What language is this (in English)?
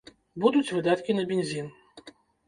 Belarusian